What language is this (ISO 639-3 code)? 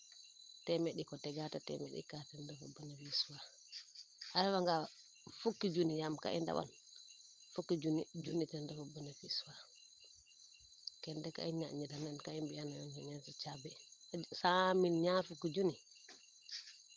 srr